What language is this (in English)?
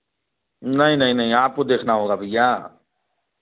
Hindi